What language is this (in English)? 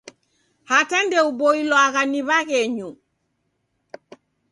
Taita